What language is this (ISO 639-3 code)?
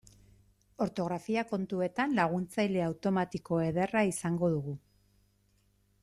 eus